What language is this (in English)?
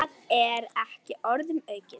Icelandic